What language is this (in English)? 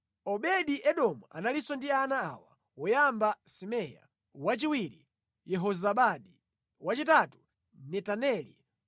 Nyanja